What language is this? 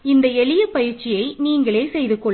Tamil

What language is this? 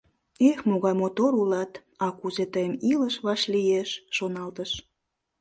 Mari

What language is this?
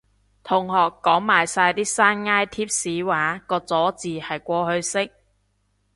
Cantonese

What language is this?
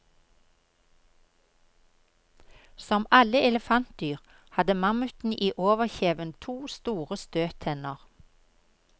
Norwegian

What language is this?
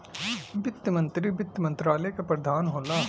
Bhojpuri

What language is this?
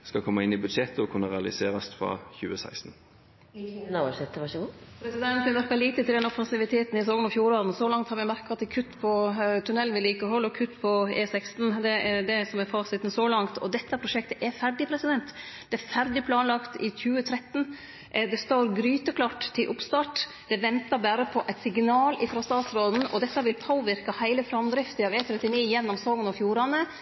Norwegian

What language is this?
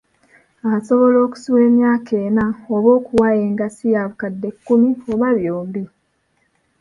Ganda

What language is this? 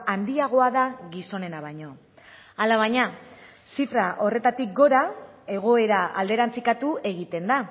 Basque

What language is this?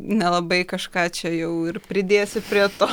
Lithuanian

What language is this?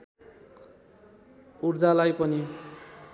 Nepali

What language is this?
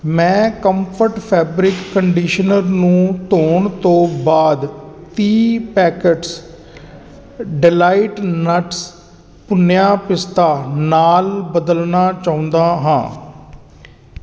Punjabi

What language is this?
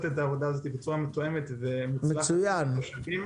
Hebrew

